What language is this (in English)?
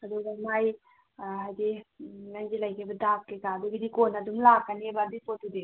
Manipuri